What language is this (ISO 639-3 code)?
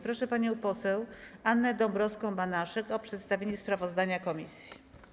pol